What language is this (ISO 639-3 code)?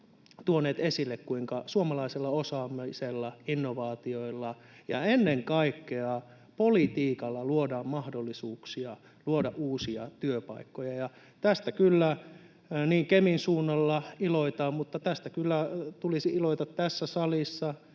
fin